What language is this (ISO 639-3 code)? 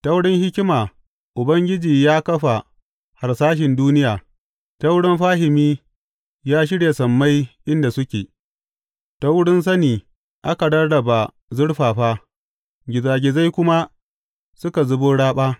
hau